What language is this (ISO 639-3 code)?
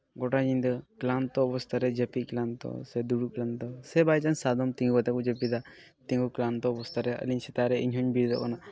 sat